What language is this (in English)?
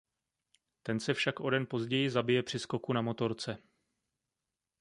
Czech